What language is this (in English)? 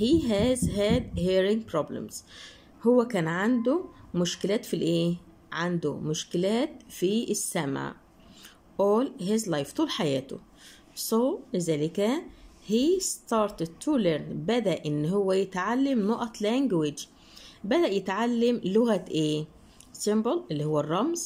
Arabic